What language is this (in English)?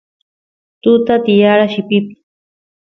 Santiago del Estero Quichua